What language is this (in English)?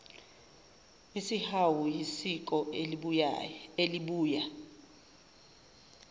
Zulu